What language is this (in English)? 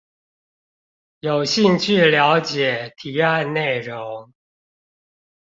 Chinese